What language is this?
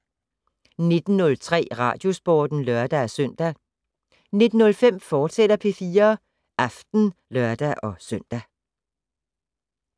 Danish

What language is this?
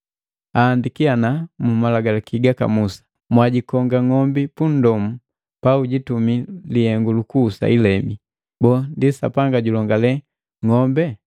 Matengo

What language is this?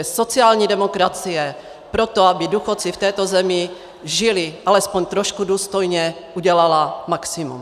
Czech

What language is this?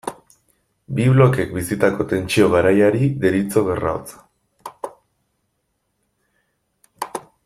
Basque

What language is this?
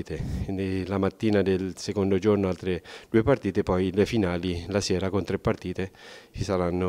Italian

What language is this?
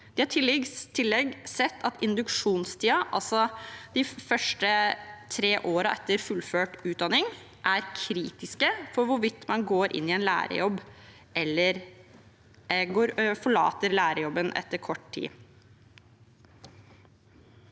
Norwegian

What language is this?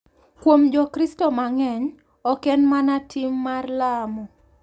Luo (Kenya and Tanzania)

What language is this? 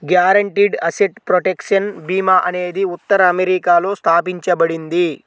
Telugu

